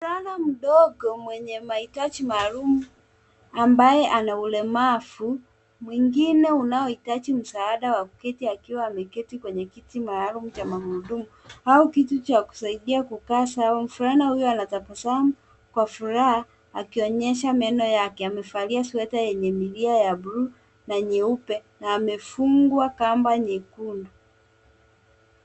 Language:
Swahili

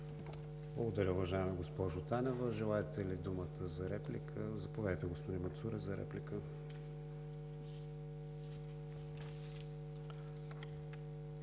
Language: Bulgarian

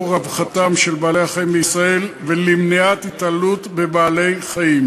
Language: Hebrew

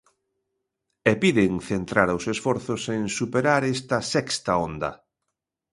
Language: Galician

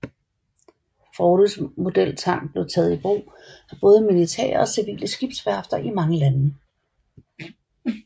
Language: Danish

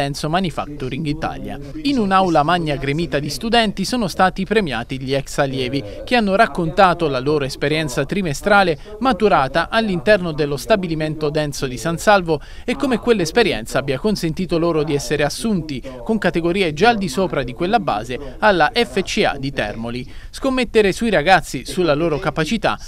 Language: Italian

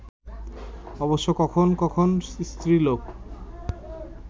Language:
Bangla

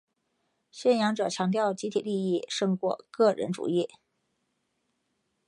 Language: Chinese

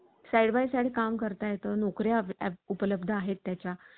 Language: Marathi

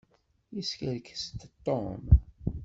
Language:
Kabyle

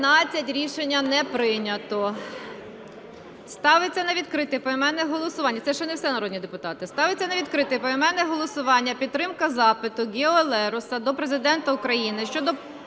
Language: Ukrainian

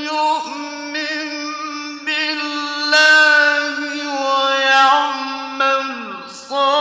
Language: Arabic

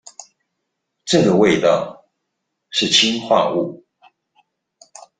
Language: Chinese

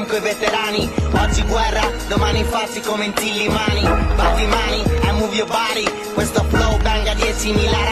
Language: Italian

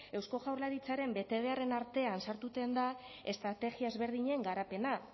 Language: Basque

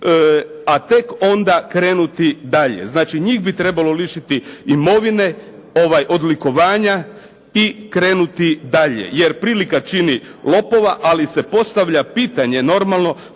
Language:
Croatian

